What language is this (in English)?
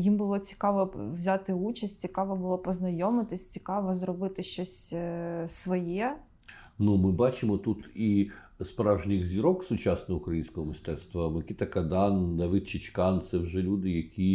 Ukrainian